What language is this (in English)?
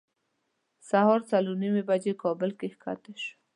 Pashto